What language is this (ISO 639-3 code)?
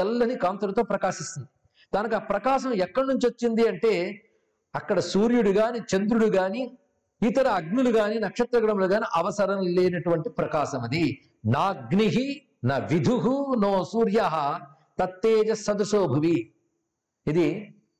tel